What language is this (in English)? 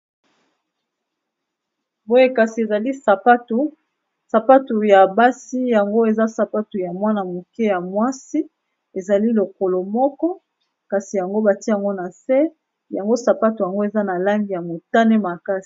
Lingala